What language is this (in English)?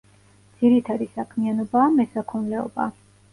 Georgian